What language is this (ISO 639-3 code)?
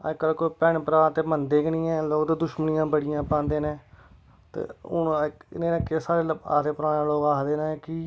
doi